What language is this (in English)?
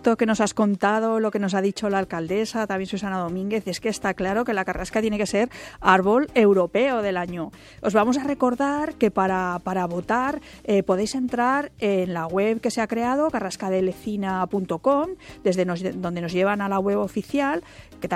Spanish